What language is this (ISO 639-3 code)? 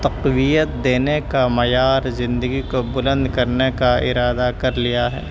urd